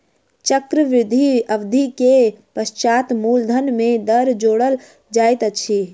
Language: Maithili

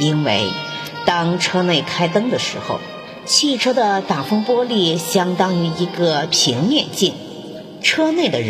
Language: Chinese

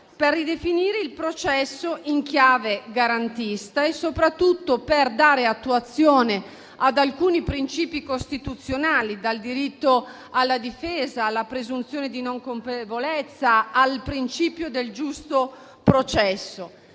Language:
Italian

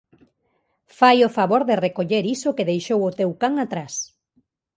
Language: Galician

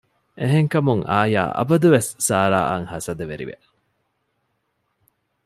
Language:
Divehi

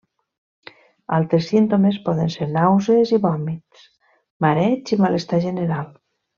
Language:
Catalan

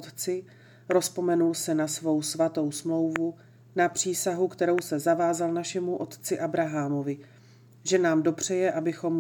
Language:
Czech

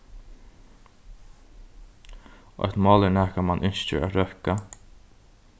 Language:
Faroese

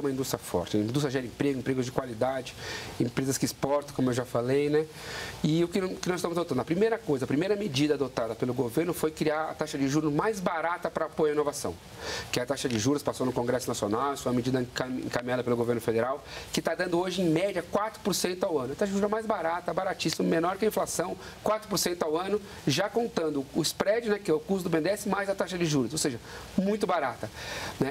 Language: Portuguese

